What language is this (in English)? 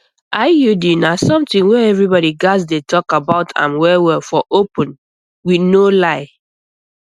Nigerian Pidgin